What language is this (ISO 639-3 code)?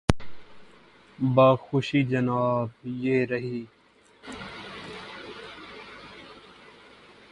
urd